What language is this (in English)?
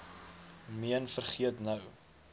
Afrikaans